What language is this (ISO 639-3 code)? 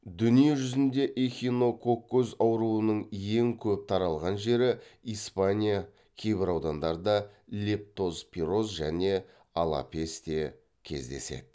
kaz